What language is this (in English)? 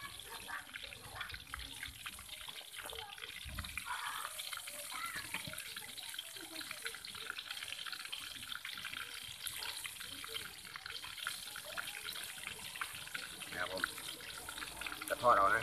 Thai